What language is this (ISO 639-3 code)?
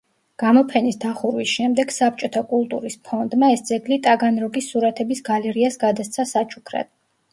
kat